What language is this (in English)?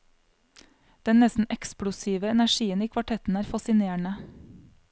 Norwegian